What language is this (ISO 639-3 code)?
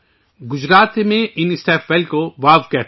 urd